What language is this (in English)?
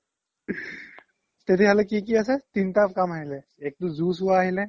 Assamese